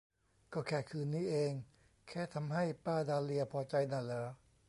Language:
Thai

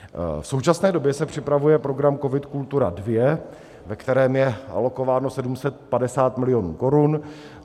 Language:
Czech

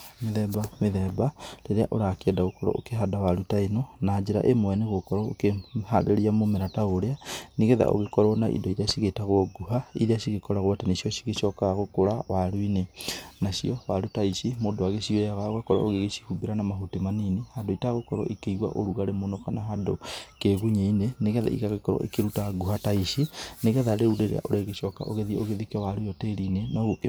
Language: Kikuyu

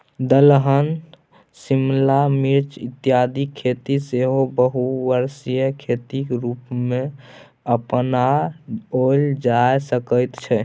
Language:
Maithili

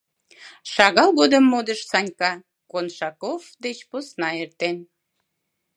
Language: Mari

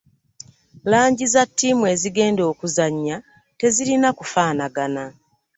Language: Ganda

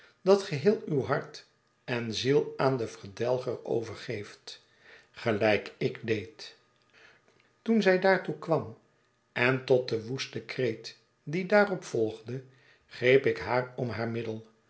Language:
Dutch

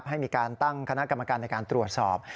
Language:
Thai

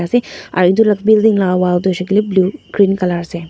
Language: Naga Pidgin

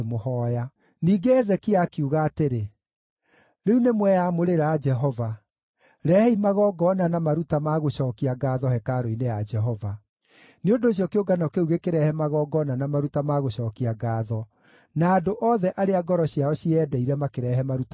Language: Kikuyu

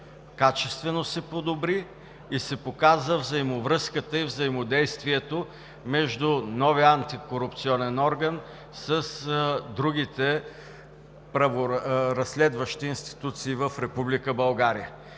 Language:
Bulgarian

